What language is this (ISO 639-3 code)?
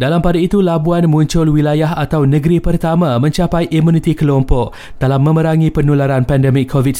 msa